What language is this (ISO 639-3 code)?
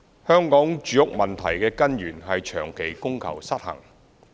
yue